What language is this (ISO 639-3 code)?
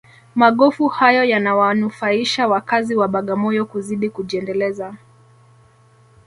swa